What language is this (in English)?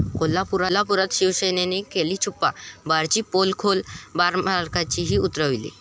Marathi